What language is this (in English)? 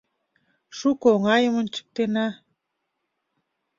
Mari